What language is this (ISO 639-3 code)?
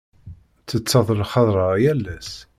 kab